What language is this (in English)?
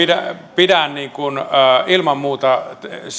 Finnish